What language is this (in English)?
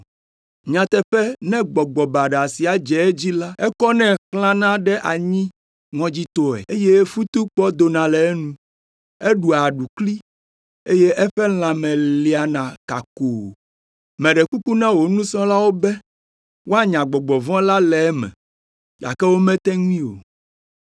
Ewe